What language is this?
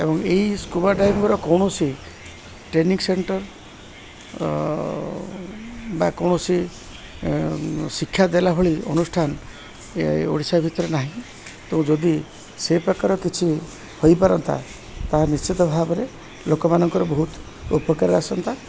Odia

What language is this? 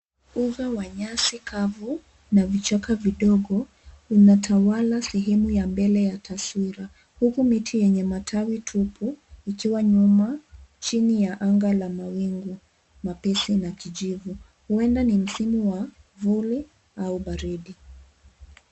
Swahili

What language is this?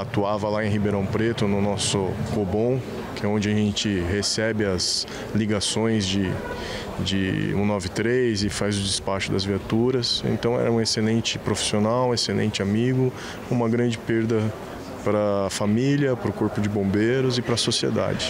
Portuguese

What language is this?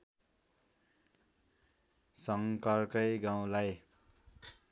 Nepali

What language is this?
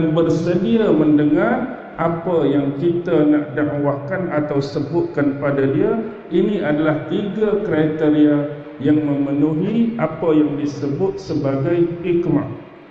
Malay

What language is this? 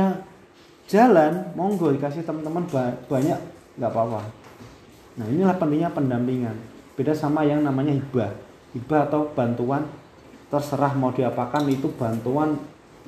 Indonesian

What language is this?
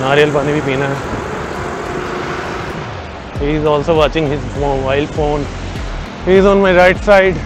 Hindi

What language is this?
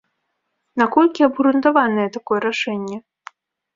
Belarusian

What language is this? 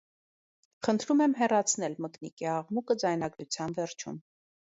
Armenian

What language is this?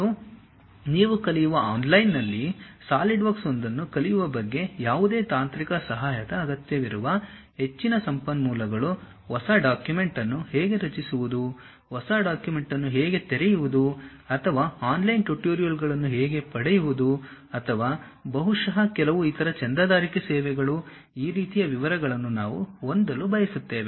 Kannada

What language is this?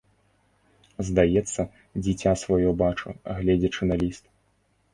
Belarusian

